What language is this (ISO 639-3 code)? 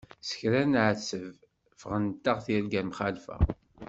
kab